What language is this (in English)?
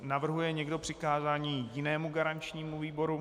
Czech